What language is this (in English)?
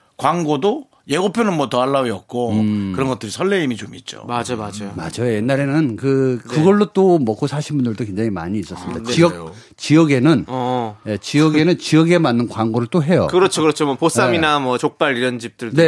Korean